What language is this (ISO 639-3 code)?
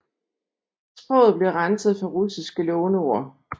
dan